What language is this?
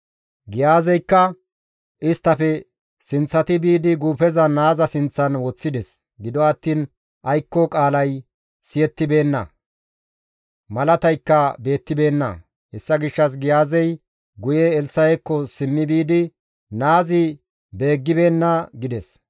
Gamo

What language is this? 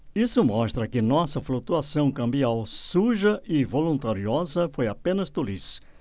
Portuguese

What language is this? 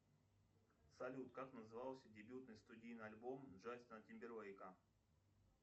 Russian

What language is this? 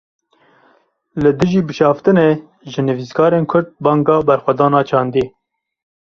Kurdish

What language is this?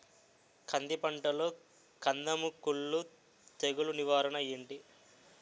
Telugu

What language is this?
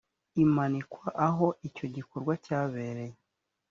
Kinyarwanda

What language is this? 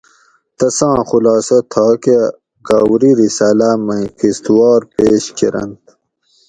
Gawri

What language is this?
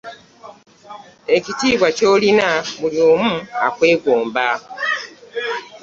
Ganda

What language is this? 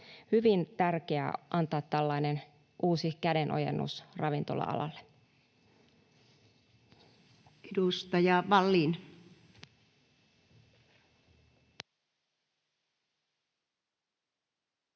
Finnish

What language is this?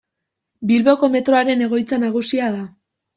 Basque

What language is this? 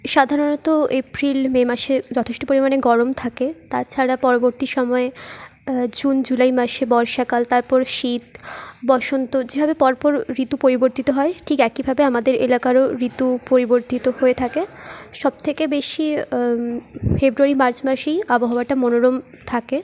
Bangla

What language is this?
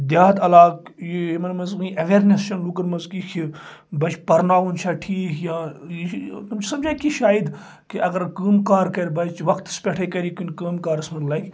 Kashmiri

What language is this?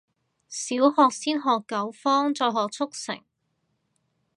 Cantonese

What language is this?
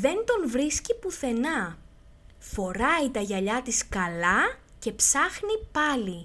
Greek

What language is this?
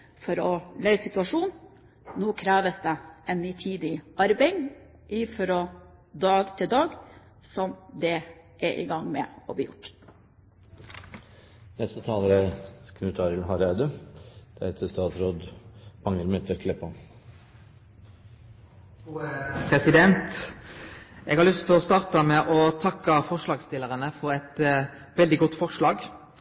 Norwegian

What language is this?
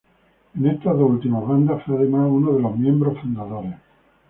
Spanish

